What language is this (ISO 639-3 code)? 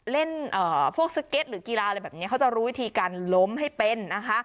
tha